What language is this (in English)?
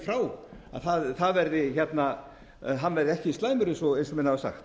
Icelandic